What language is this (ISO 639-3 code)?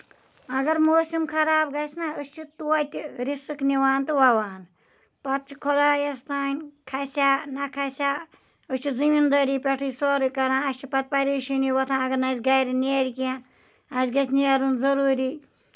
kas